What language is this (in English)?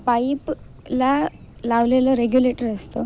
Marathi